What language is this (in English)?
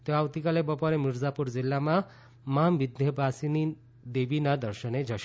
Gujarati